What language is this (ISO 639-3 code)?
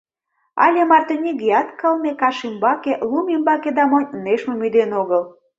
chm